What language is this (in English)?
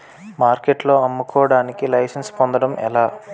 Telugu